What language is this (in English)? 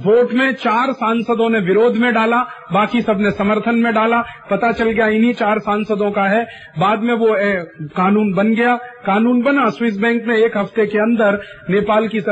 Hindi